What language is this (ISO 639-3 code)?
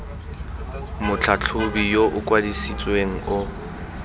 tsn